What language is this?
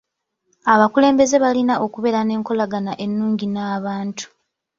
Ganda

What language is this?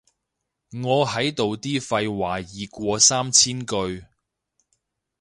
Cantonese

